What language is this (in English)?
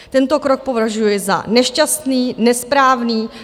Czech